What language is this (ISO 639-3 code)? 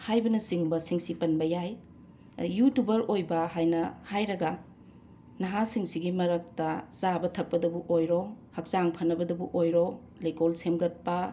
mni